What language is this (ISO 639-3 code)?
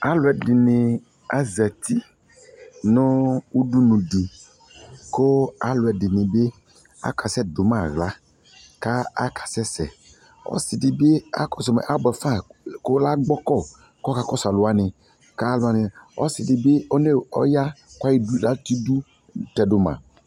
kpo